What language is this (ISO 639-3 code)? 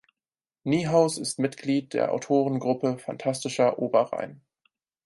deu